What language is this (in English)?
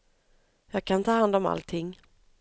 Swedish